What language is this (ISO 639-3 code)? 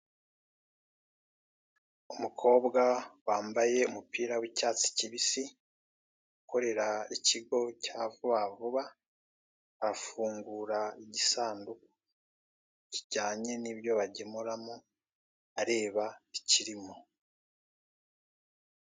kin